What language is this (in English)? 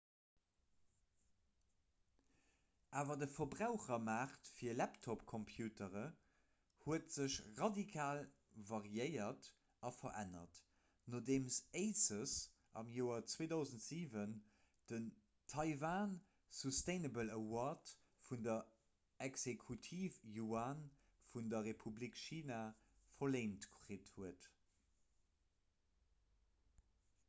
Luxembourgish